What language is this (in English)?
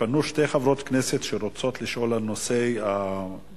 Hebrew